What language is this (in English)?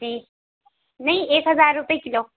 Urdu